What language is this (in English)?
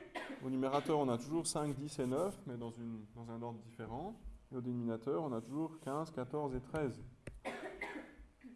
French